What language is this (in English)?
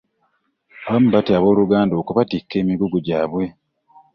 Ganda